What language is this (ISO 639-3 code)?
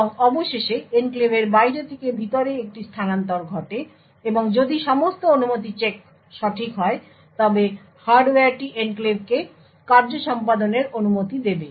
ben